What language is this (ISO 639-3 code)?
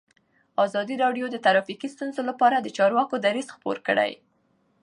pus